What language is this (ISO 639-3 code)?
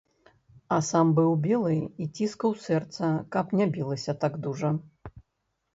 bel